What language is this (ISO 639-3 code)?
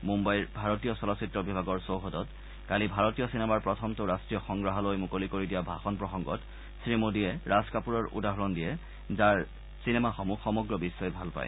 asm